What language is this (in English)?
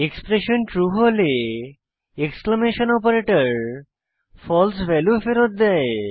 Bangla